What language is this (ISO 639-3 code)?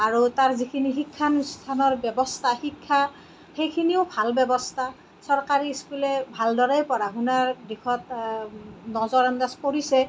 asm